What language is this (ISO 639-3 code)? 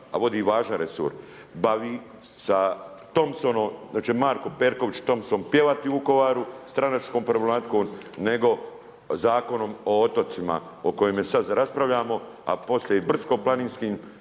hrv